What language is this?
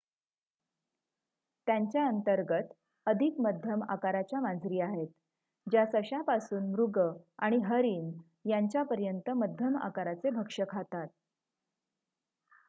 Marathi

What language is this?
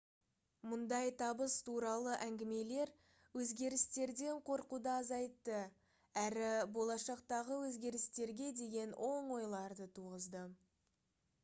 Kazakh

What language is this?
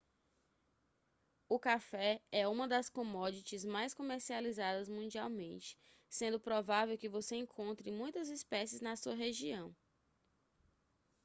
Portuguese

